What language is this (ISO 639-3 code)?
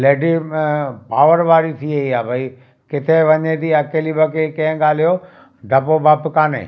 snd